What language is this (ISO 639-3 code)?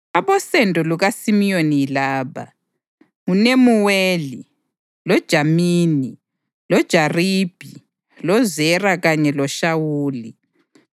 nde